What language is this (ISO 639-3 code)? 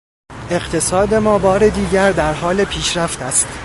fas